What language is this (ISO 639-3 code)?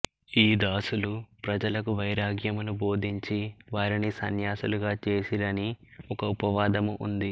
tel